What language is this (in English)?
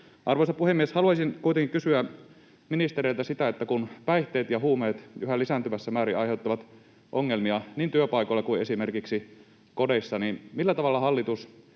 Finnish